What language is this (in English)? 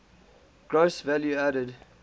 English